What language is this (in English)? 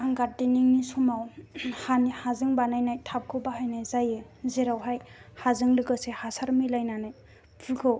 Bodo